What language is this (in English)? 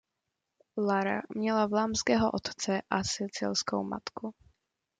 Czech